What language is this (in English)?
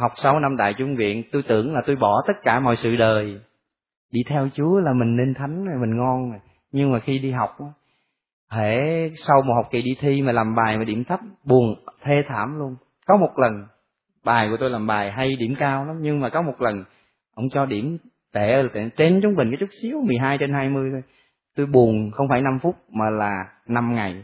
Vietnamese